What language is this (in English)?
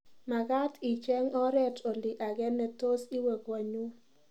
Kalenjin